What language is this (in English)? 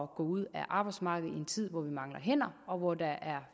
Danish